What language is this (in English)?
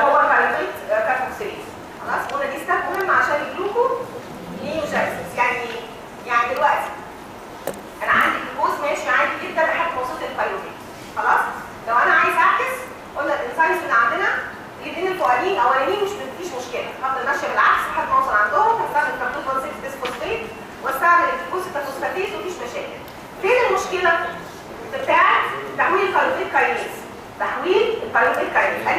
Arabic